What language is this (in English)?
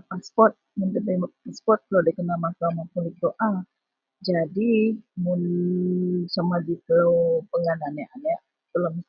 Central Melanau